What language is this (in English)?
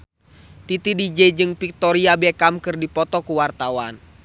Sundanese